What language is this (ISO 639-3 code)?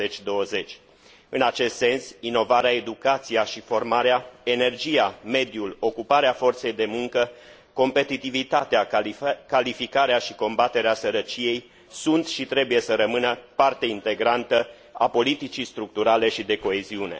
ron